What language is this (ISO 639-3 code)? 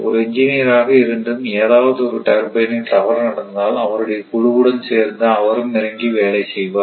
tam